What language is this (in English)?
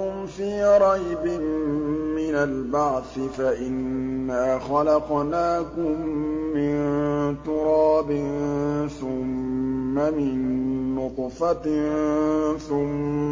Arabic